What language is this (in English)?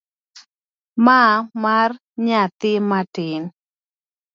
Luo (Kenya and Tanzania)